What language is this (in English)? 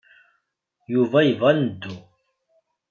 Kabyle